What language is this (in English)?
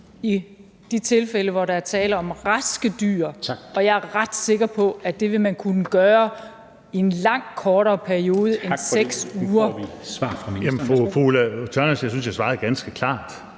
Danish